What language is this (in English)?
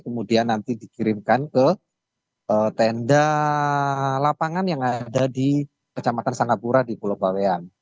Indonesian